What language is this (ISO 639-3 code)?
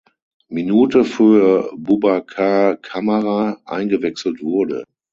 deu